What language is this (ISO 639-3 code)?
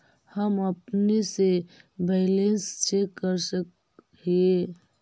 mag